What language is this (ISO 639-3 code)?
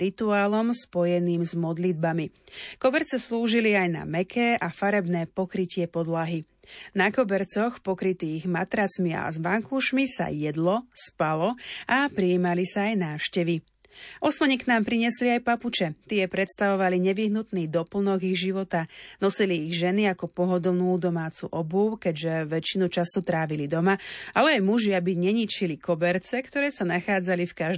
slk